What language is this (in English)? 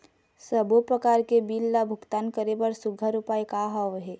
Chhattisgarhi